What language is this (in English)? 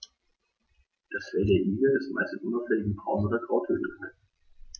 German